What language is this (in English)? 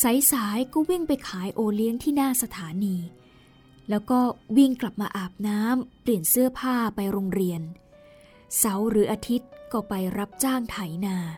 Thai